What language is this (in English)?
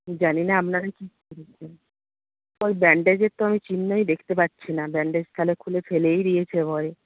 Bangla